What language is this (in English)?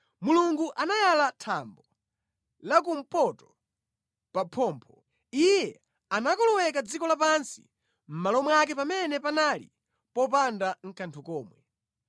Nyanja